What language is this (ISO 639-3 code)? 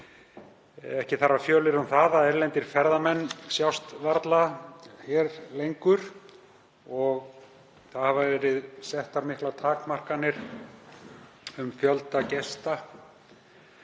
isl